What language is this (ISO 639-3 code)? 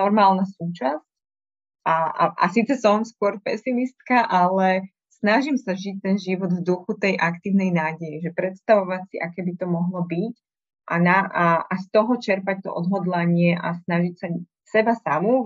slk